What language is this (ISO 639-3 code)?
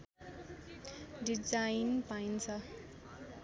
nep